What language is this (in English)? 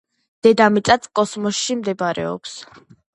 Georgian